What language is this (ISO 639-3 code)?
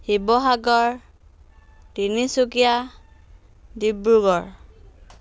asm